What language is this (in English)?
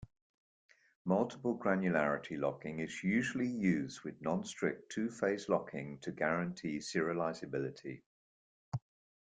English